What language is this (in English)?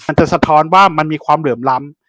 Thai